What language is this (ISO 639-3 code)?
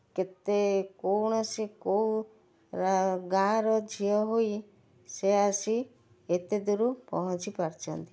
ori